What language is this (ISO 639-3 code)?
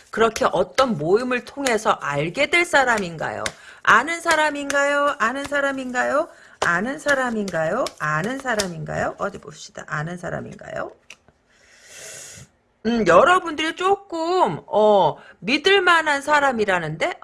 kor